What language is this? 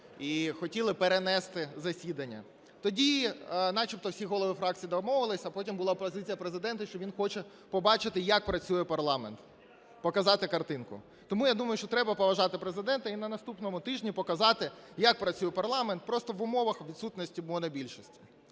Ukrainian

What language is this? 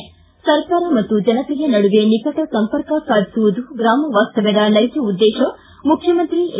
Kannada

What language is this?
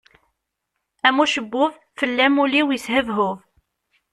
Kabyle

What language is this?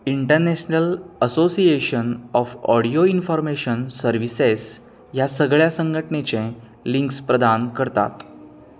Konkani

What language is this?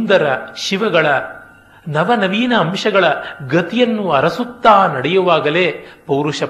Kannada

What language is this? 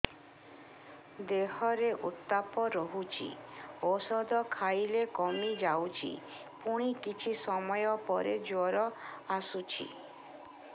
Odia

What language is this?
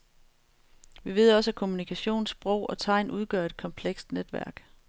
Danish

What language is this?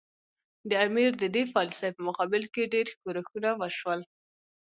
Pashto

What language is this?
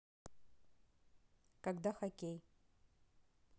Russian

